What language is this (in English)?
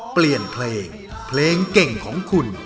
Thai